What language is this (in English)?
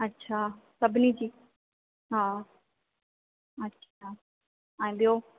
Sindhi